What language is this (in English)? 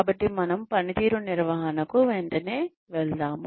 Telugu